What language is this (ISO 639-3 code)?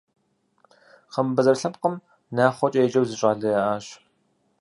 kbd